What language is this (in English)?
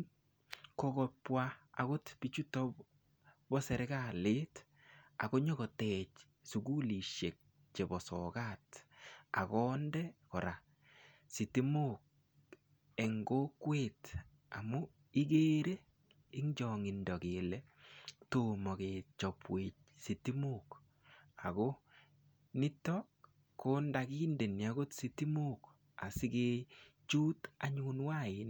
Kalenjin